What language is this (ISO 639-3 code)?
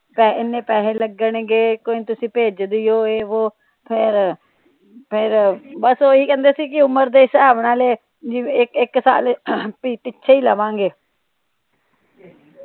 pan